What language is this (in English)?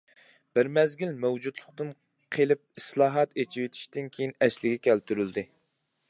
Uyghur